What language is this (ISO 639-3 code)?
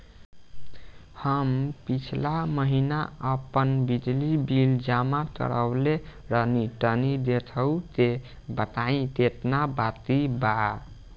bho